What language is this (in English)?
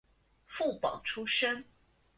Chinese